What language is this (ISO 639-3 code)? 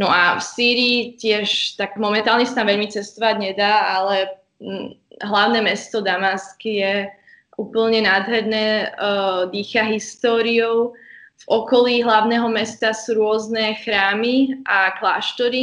slk